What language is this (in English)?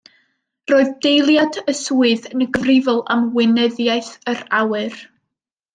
Welsh